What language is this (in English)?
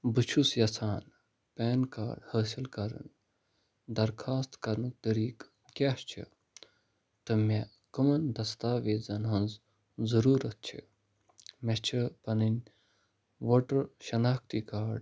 Kashmiri